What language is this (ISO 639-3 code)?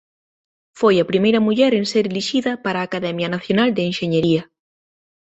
glg